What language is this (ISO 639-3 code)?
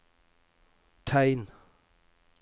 nor